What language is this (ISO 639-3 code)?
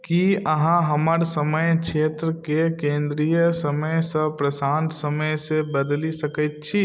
mai